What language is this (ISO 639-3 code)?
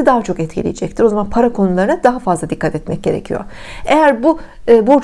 tur